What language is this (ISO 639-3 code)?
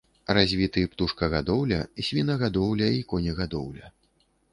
bel